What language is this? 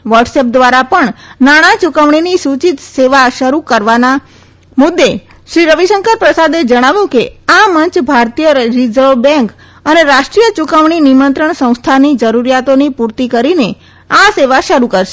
Gujarati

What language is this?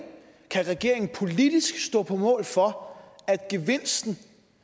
Danish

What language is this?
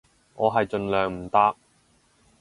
Cantonese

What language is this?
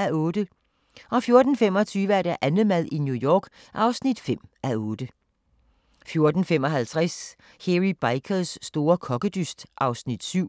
Danish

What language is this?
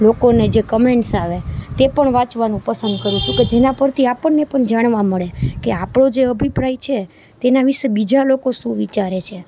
Gujarati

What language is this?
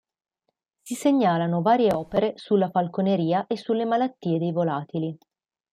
Italian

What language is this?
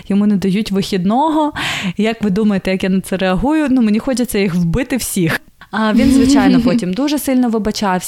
Ukrainian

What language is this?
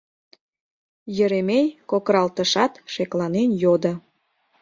Mari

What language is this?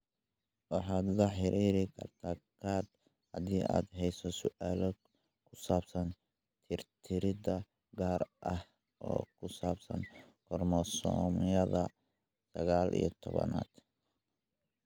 Somali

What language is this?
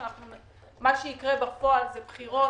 Hebrew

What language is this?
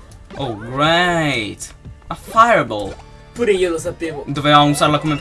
Italian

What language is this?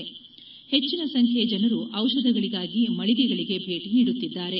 Kannada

